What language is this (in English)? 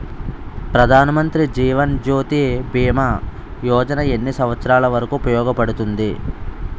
Telugu